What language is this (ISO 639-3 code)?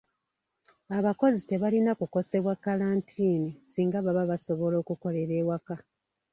lug